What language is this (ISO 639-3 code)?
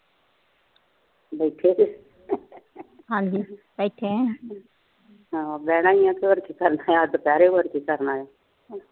pan